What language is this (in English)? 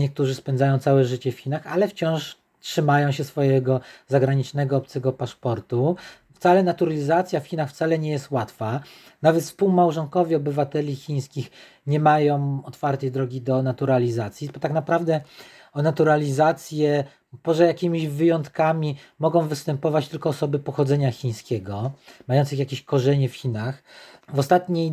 Polish